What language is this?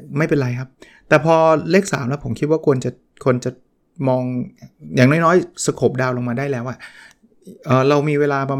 Thai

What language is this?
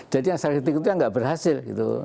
Indonesian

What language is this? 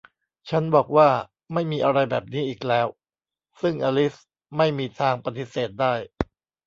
Thai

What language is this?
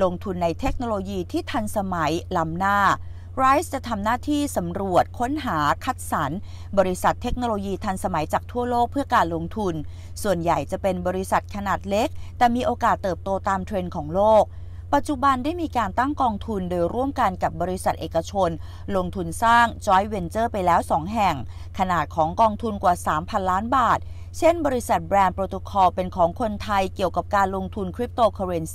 Thai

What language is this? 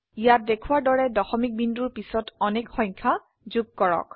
Assamese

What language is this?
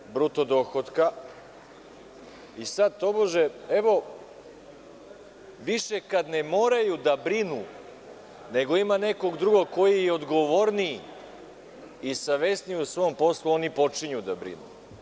Serbian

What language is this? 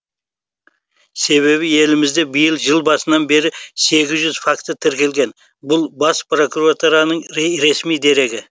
Kazakh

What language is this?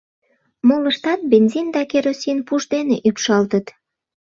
Mari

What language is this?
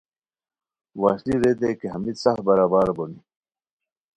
Khowar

